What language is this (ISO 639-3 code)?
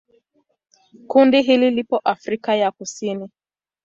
swa